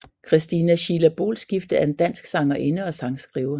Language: Danish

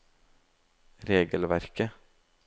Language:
Norwegian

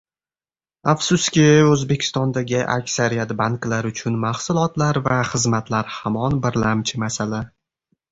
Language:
Uzbek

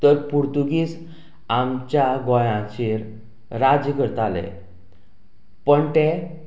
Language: Konkani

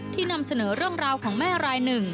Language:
Thai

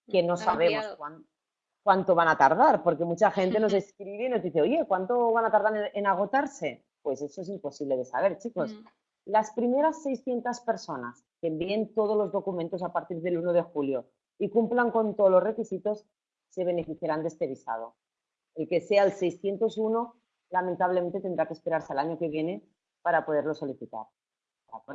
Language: Spanish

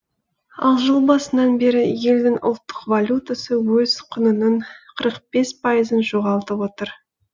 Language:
Kazakh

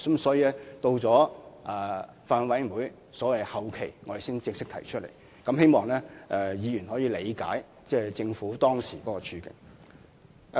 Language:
Cantonese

